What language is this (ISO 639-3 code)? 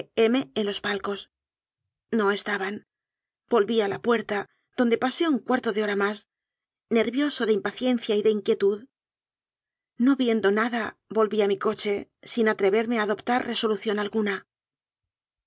spa